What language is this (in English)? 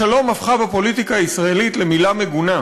Hebrew